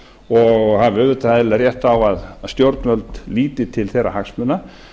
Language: Icelandic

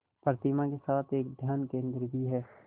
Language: Hindi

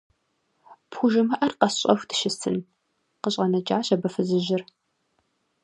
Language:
Kabardian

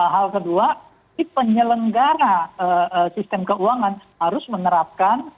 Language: Indonesian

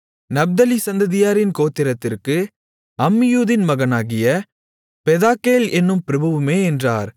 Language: Tamil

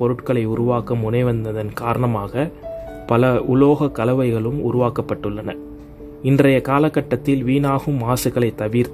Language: Spanish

